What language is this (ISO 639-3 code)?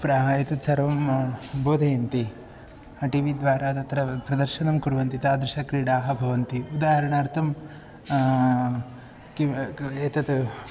san